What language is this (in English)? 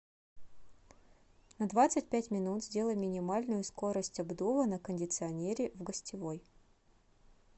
Russian